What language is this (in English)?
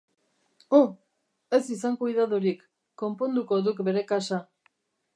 Basque